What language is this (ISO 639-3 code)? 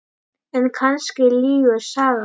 isl